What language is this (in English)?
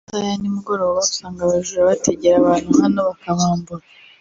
Kinyarwanda